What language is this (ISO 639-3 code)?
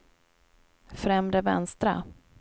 swe